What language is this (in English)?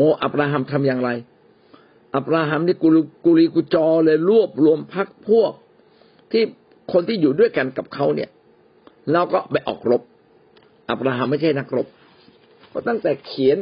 Thai